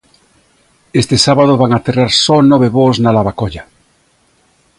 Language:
Galician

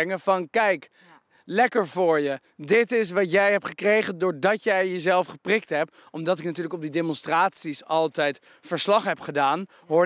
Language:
Dutch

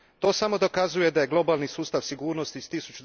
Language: Croatian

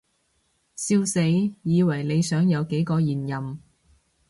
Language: Cantonese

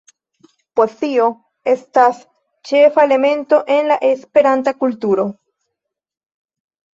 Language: Esperanto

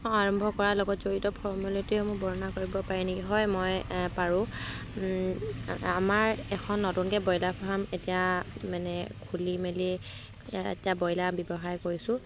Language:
Assamese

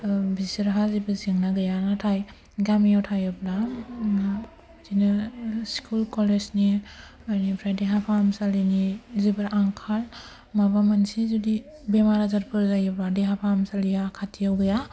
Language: Bodo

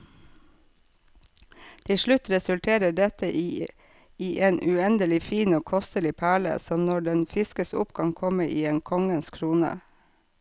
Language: Norwegian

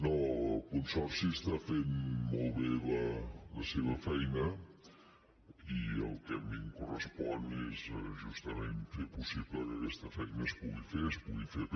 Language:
Catalan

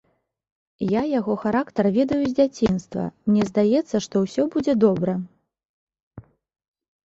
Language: Belarusian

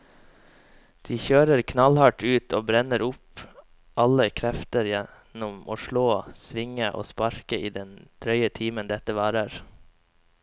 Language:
Norwegian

